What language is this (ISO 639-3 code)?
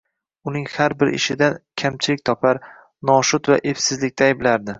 uzb